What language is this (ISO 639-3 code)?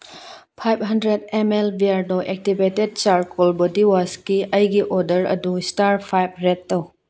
mni